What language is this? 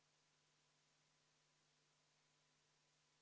Estonian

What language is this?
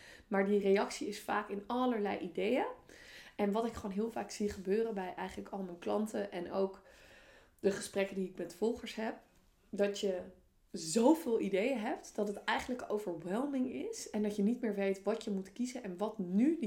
Dutch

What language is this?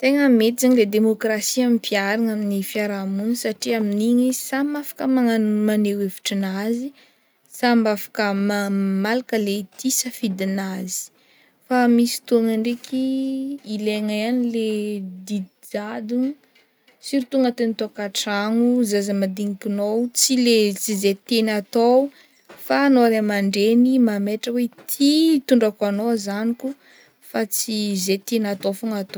Northern Betsimisaraka Malagasy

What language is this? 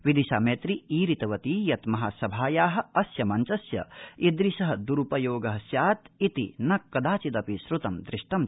Sanskrit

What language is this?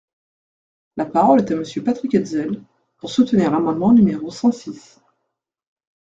French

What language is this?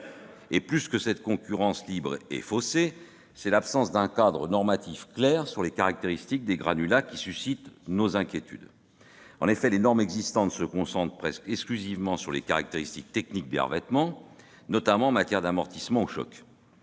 French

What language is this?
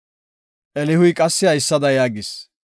Gofa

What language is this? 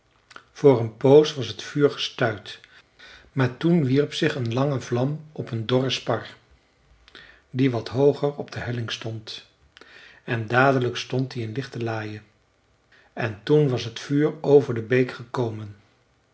Dutch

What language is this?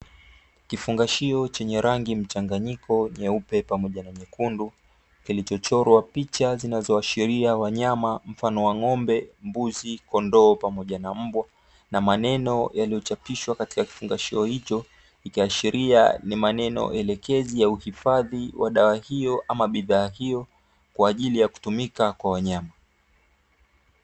Swahili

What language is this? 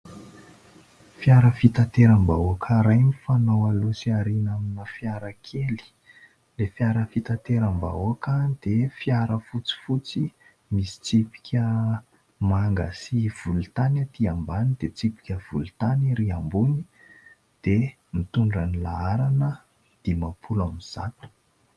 Malagasy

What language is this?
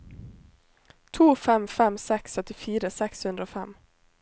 Norwegian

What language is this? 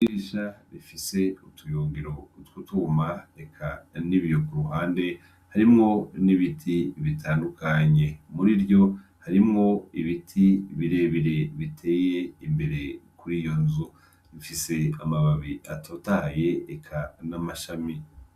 Rundi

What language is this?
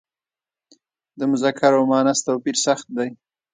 Pashto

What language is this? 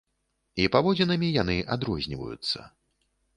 Belarusian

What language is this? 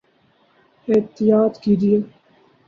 Urdu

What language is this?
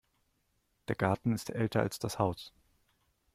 German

